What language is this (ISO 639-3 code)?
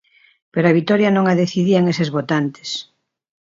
glg